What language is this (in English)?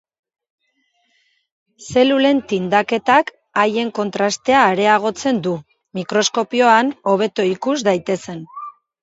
Basque